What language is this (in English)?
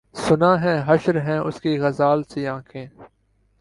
Urdu